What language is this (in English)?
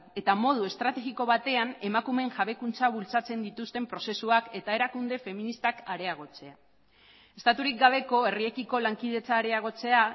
Basque